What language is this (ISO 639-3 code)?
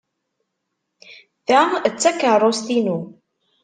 kab